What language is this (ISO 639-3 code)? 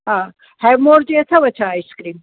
snd